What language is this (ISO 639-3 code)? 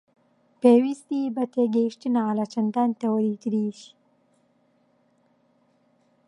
ckb